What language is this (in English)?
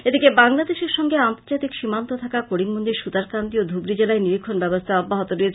Bangla